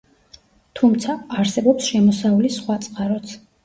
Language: Georgian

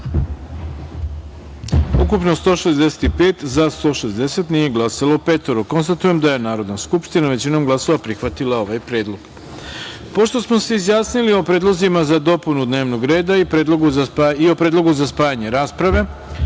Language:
Serbian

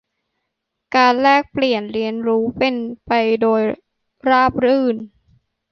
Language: Thai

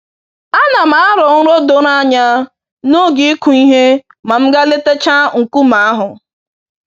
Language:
Igbo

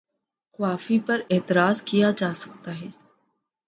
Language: Urdu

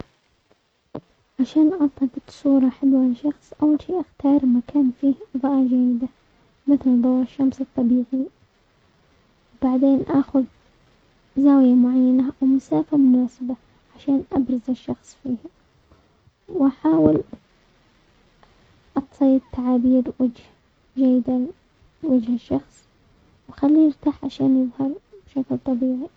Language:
Omani Arabic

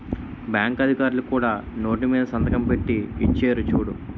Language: Telugu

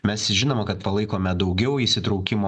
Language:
Lithuanian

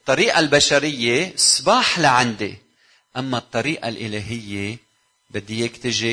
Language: Arabic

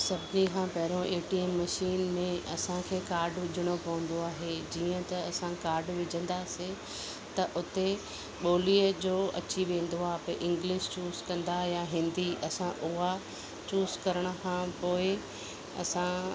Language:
Sindhi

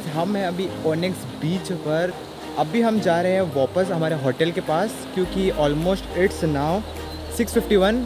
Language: Hindi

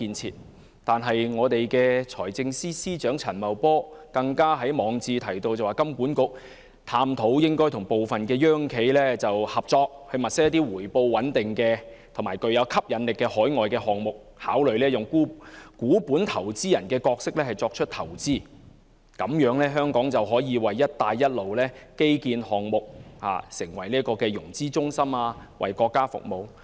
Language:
Cantonese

